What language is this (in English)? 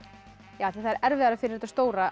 Icelandic